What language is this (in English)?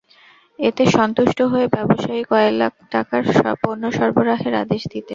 Bangla